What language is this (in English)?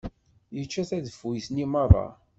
Kabyle